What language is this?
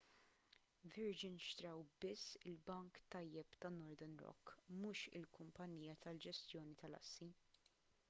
Maltese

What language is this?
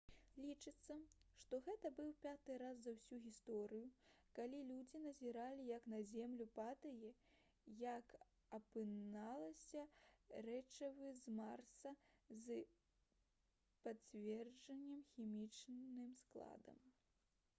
Belarusian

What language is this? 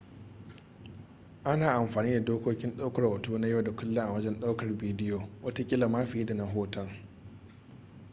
Hausa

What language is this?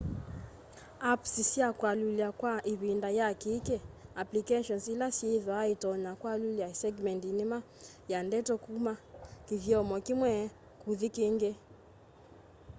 Kamba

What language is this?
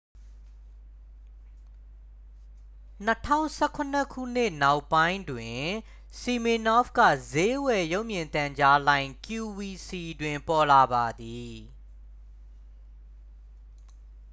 Burmese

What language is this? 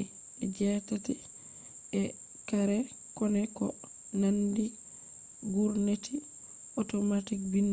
Fula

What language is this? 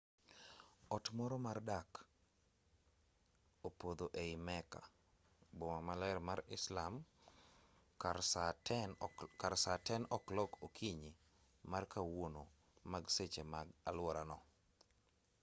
Luo (Kenya and Tanzania)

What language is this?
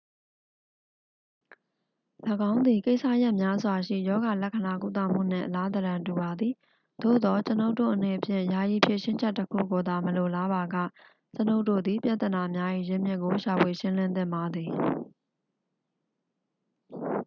Burmese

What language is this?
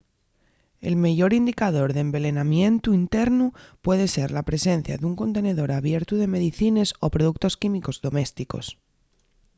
Asturian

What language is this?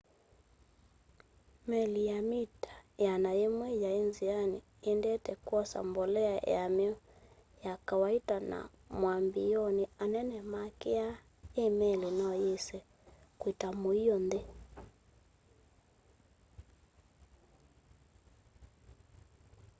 Kamba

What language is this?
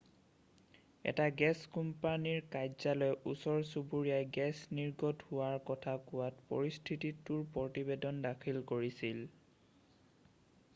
Assamese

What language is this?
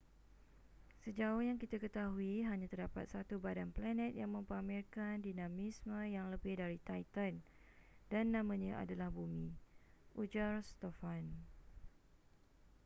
Malay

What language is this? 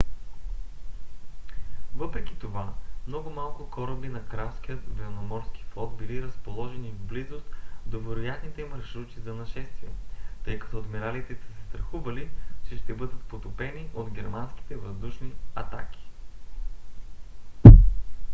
Bulgarian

